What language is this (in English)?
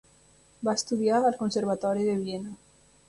Catalan